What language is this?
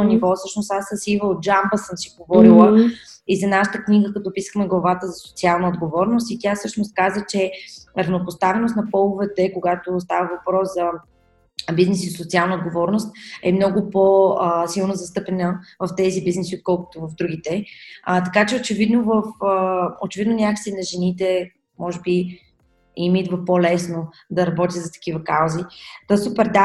Bulgarian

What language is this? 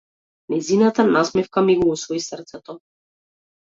Macedonian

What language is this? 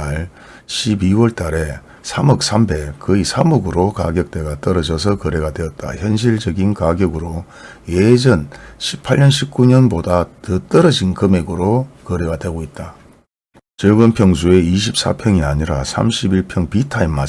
Korean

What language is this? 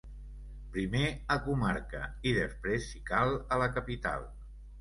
Catalan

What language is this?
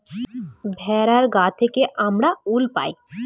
Bangla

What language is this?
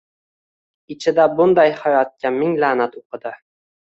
Uzbek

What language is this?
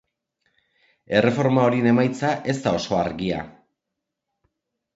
Basque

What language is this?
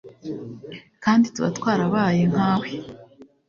Kinyarwanda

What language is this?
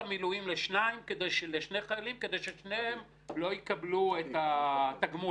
Hebrew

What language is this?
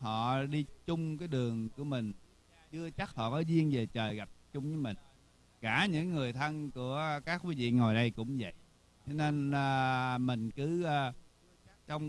Vietnamese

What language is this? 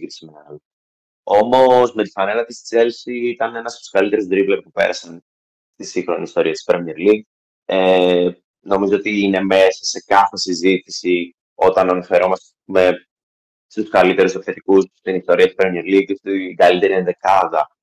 Greek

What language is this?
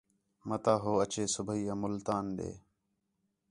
Khetrani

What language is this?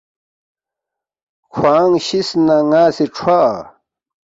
Balti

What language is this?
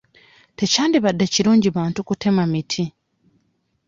Ganda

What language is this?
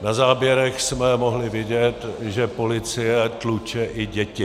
Czech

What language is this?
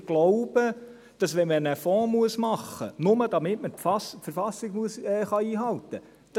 Swiss German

